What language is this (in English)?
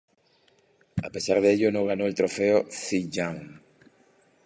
Spanish